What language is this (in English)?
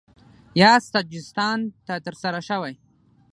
Pashto